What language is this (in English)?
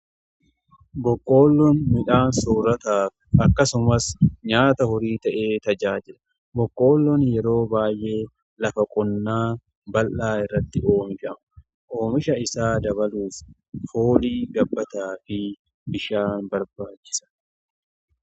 Oromo